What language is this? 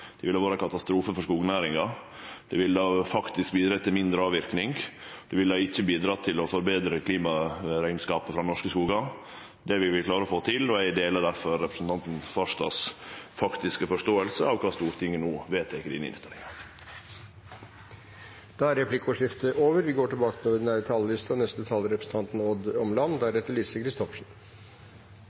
Norwegian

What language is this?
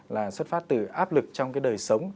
Vietnamese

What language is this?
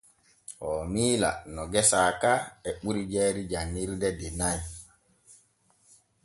Borgu Fulfulde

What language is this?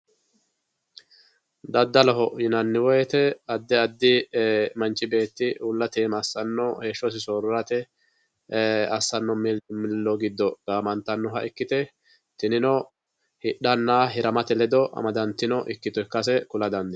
Sidamo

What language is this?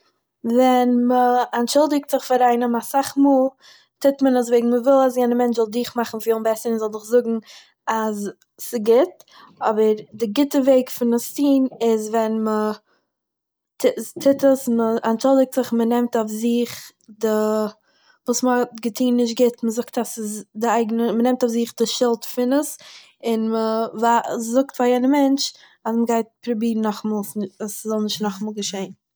Yiddish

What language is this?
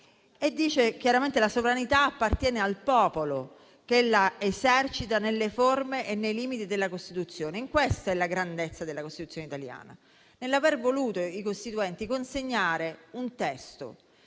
Italian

